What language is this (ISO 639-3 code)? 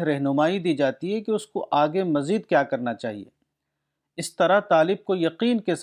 urd